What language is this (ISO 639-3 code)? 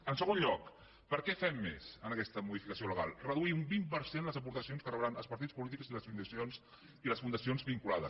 cat